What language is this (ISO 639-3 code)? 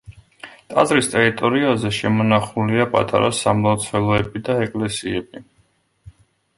kat